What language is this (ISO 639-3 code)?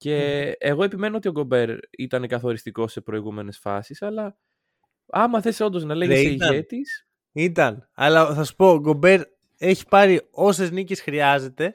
ell